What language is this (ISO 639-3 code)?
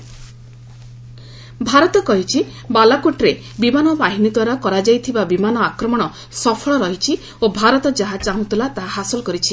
ori